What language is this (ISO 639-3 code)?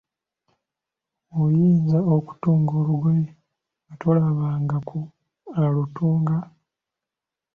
lug